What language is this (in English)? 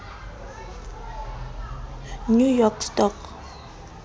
Southern Sotho